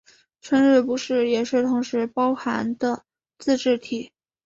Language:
Chinese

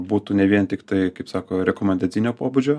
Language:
Lithuanian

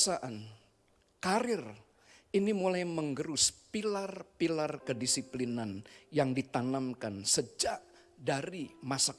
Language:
Indonesian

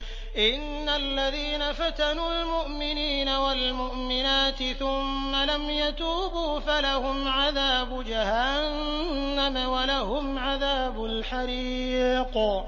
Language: Arabic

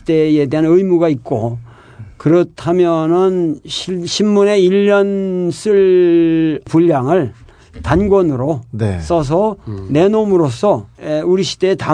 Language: Korean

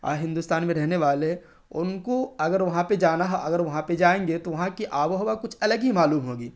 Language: Urdu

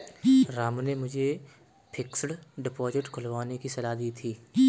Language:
Hindi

